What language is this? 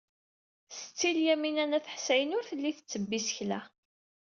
Kabyle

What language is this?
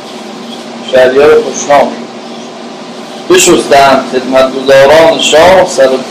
Persian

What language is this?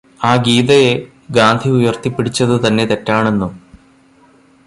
Malayalam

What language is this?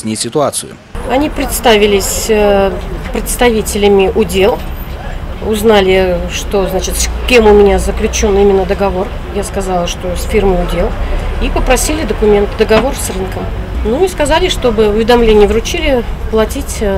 Russian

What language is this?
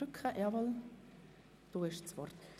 Swiss German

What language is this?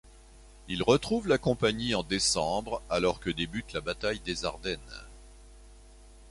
French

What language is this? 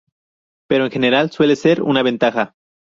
Spanish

